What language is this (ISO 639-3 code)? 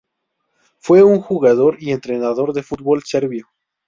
spa